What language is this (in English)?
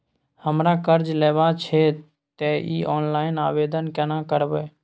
Maithili